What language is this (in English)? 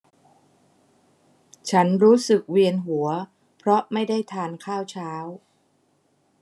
Thai